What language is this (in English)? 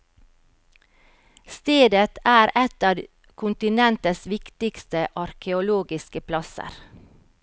Norwegian